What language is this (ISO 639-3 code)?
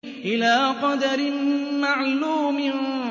ara